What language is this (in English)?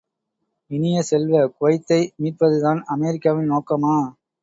Tamil